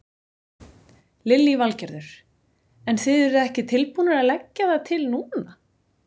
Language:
Icelandic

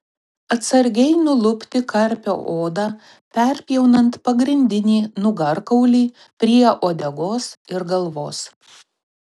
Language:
Lithuanian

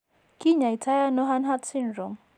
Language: Kalenjin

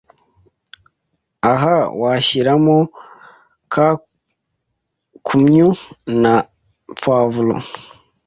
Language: Kinyarwanda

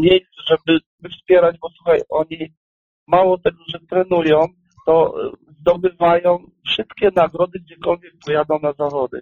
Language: Polish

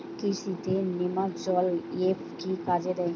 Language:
Bangla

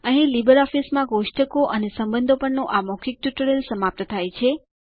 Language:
Gujarati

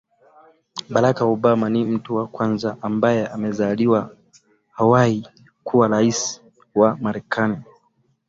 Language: Swahili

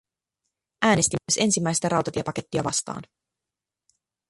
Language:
Finnish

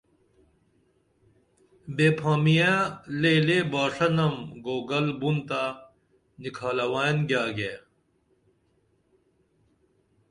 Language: Dameli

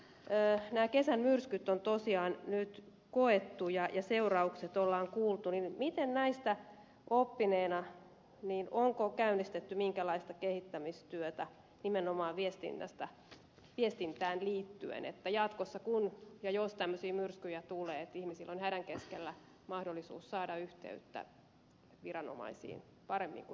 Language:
Finnish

